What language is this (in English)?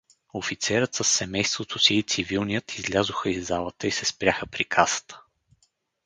Bulgarian